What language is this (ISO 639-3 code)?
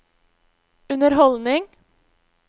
nor